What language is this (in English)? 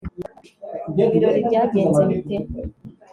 Kinyarwanda